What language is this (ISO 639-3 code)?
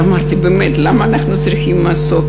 heb